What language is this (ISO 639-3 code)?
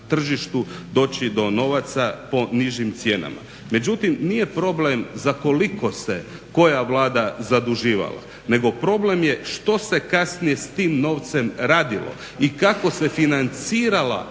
hrv